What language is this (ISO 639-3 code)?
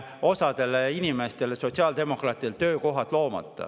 est